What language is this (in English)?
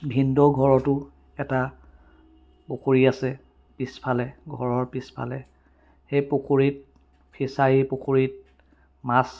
Assamese